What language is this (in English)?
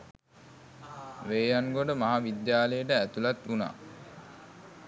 Sinhala